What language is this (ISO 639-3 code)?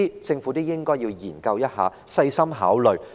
yue